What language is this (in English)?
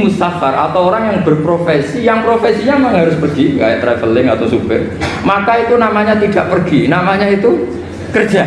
Indonesian